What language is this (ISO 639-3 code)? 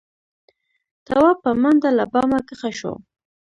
pus